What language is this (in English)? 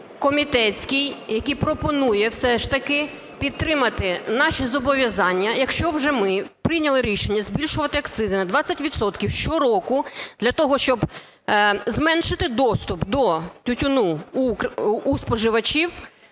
Ukrainian